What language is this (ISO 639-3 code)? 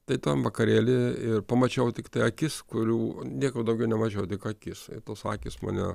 lit